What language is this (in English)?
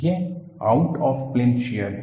Hindi